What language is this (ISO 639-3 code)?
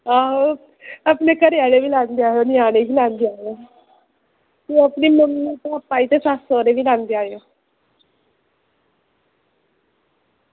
doi